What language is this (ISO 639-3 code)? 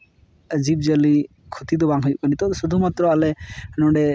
sat